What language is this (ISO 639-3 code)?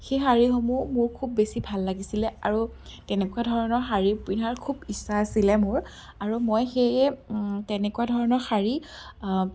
asm